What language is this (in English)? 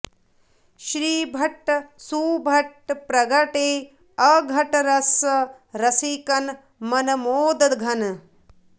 Sanskrit